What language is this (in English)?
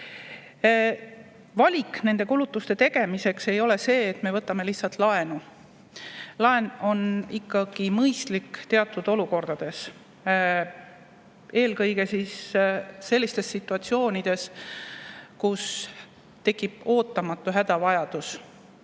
Estonian